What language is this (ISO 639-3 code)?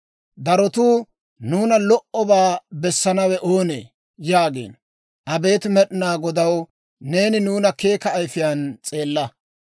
dwr